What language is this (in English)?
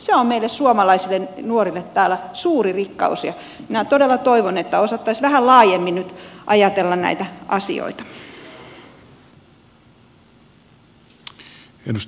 Finnish